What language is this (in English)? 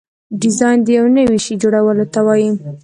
Pashto